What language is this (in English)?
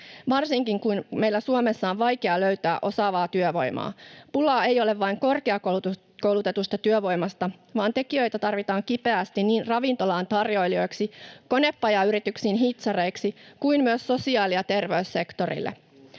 Finnish